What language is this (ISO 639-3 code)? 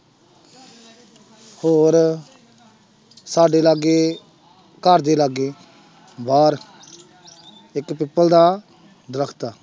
pan